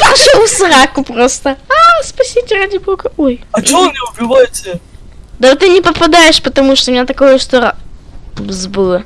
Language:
Russian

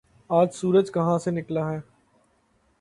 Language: Urdu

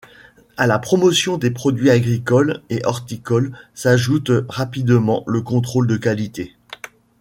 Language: French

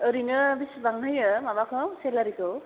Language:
Bodo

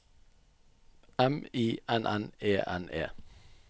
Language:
Norwegian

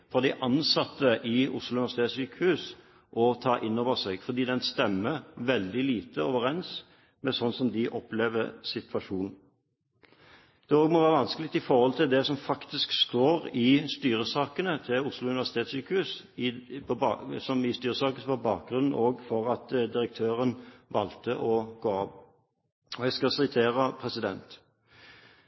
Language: Norwegian Bokmål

